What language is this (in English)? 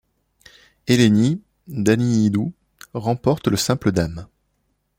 French